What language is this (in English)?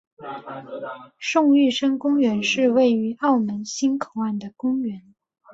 Chinese